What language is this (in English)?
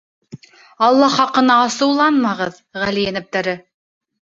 Bashkir